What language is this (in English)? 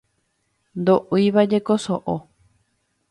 Guarani